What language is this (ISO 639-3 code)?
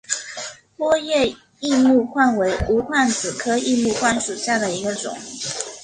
zho